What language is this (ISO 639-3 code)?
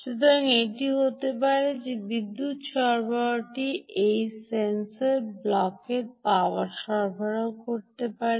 ben